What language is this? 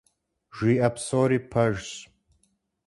Kabardian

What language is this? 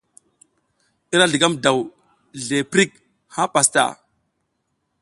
South Giziga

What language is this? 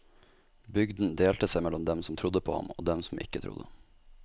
Norwegian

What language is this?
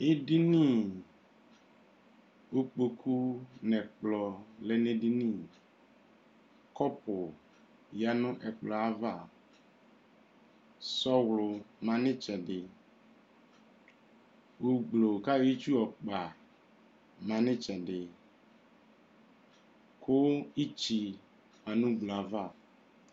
Ikposo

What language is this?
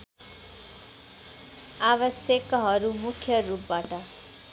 Nepali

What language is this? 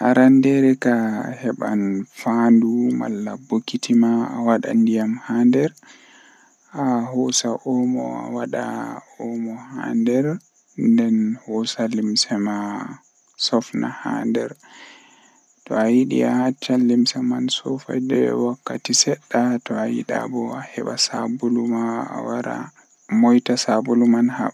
Western Niger Fulfulde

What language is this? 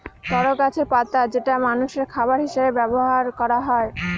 Bangla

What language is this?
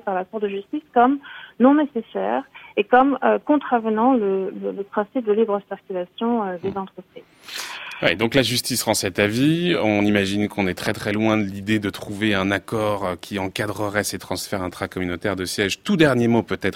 French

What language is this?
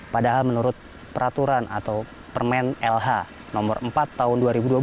Indonesian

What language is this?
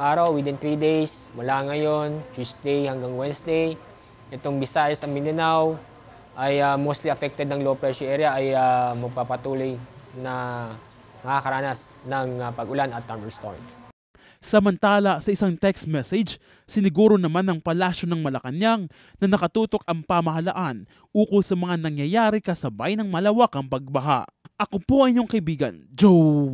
Filipino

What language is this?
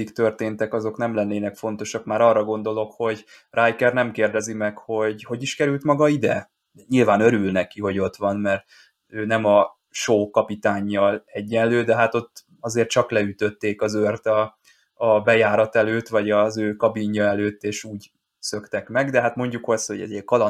Hungarian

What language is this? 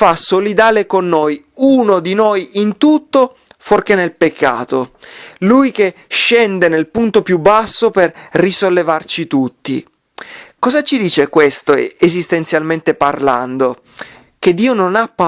Italian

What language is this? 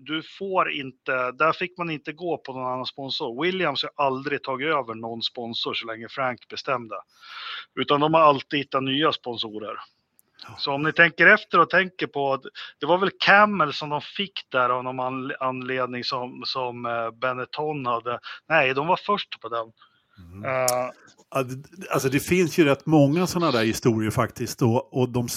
Swedish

